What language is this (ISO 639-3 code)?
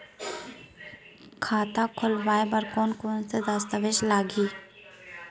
hne